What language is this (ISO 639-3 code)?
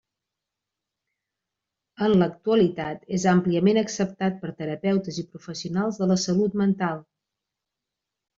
cat